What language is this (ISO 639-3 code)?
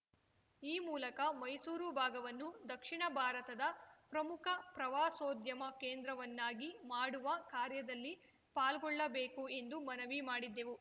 kan